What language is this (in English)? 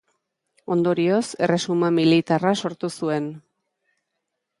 Basque